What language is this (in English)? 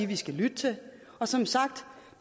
Danish